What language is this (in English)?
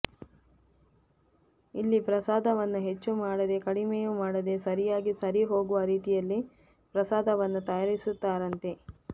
Kannada